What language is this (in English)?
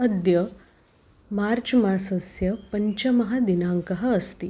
Sanskrit